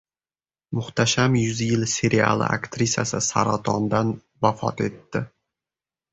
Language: Uzbek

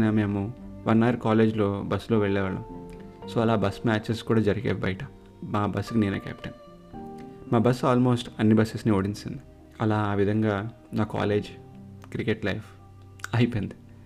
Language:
Telugu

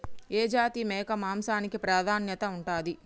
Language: Telugu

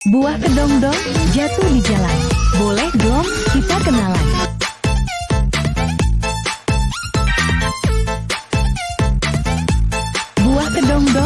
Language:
Indonesian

